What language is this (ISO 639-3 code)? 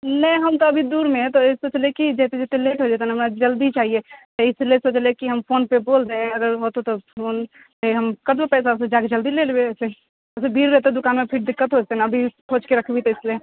mai